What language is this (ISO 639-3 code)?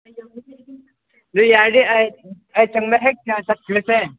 mni